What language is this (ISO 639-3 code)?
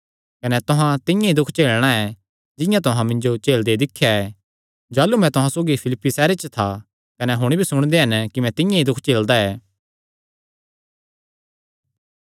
xnr